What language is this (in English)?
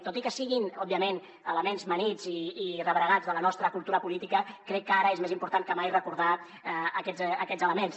Catalan